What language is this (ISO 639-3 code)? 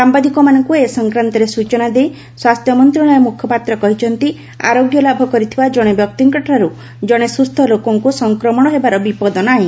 ori